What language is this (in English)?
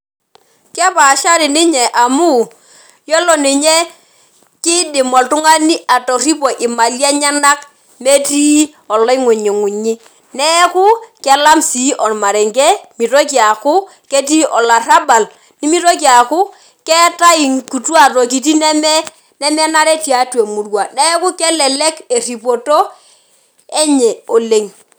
Masai